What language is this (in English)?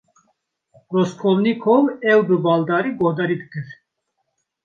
Kurdish